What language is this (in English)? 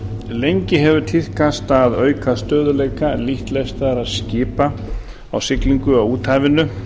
Icelandic